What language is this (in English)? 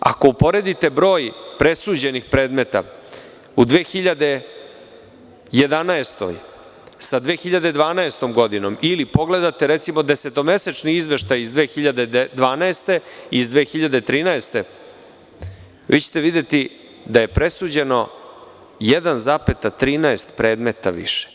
Serbian